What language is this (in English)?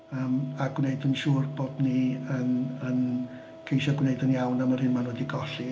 Welsh